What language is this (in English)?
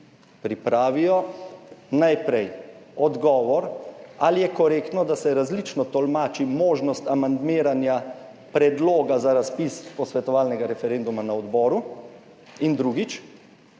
Slovenian